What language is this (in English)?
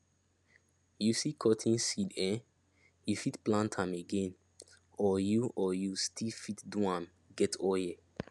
Nigerian Pidgin